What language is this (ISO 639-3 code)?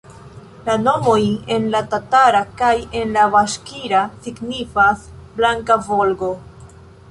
epo